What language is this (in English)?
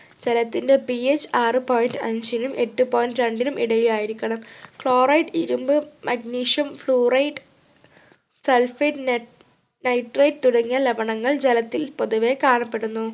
Malayalam